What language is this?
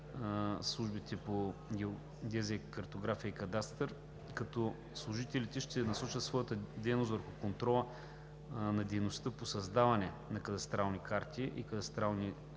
Bulgarian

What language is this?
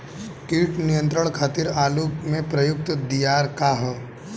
Bhojpuri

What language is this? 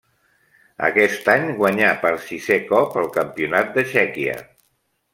Catalan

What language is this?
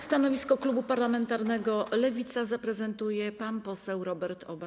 Polish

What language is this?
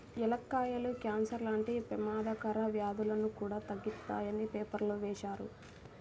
Telugu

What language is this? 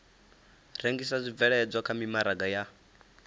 Venda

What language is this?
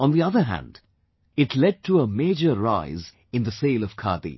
English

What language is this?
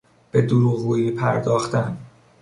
Persian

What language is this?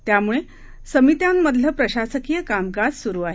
Marathi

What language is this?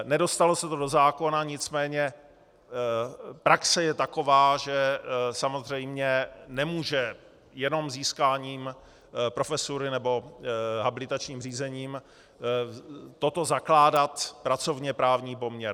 Czech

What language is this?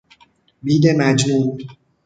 Persian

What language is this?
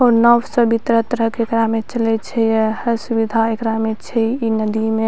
Maithili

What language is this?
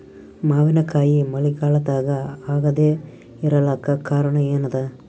Kannada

